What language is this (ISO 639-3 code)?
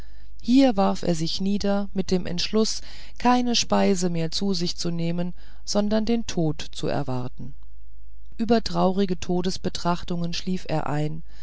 deu